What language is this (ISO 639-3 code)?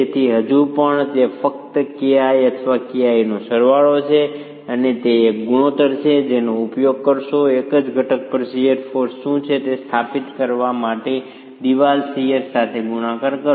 guj